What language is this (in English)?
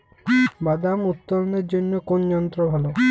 Bangla